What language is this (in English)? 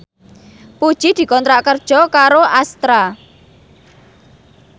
Javanese